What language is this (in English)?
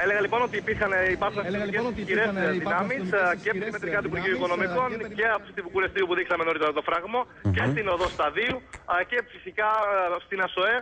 Greek